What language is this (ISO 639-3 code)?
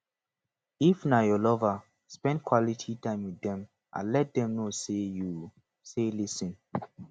pcm